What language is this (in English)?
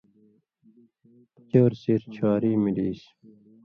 Indus Kohistani